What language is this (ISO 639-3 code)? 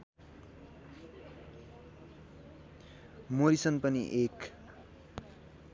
nep